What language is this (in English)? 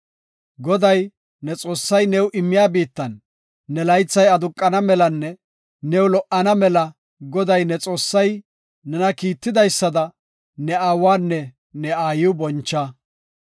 Gofa